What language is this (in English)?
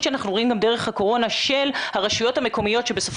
Hebrew